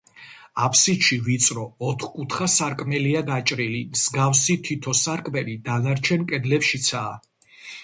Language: Georgian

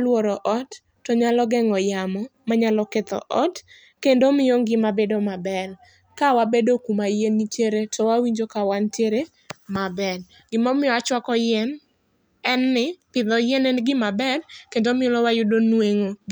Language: Luo (Kenya and Tanzania)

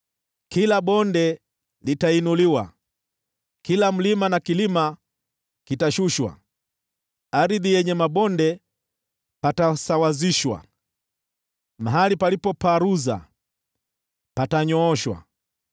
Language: Swahili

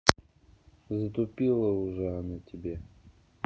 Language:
Russian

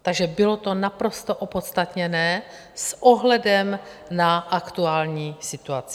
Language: Czech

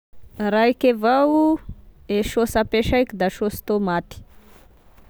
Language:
Tesaka Malagasy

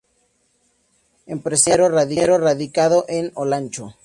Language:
Spanish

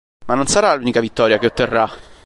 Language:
Italian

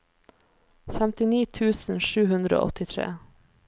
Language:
Norwegian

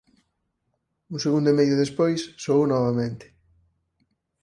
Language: Galician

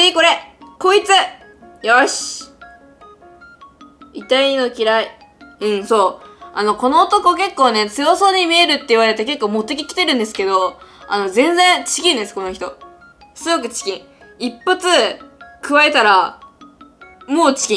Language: Japanese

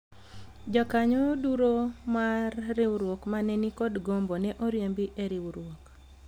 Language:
Luo (Kenya and Tanzania)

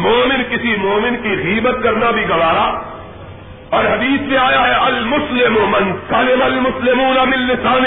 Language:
Urdu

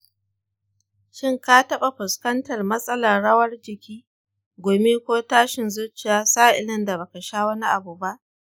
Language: Hausa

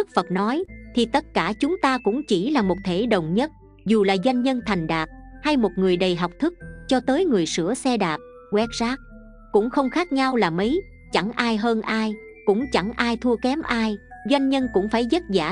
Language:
Vietnamese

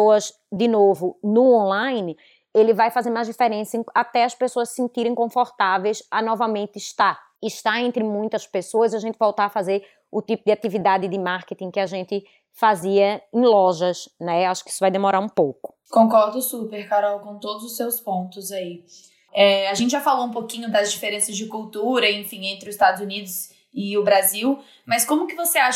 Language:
Portuguese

